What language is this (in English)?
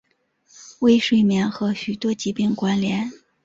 Chinese